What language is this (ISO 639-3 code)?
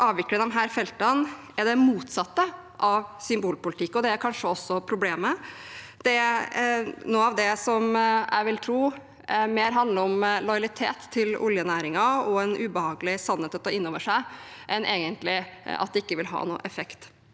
nor